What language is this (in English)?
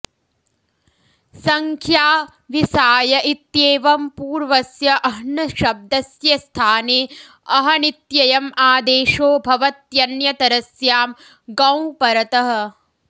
Sanskrit